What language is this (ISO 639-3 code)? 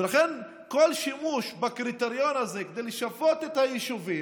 heb